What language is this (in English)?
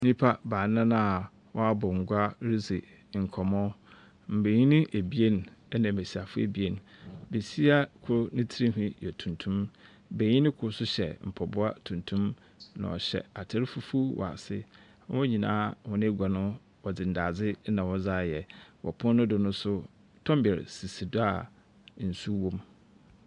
Akan